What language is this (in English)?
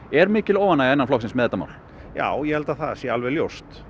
Icelandic